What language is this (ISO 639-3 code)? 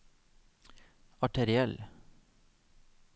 nor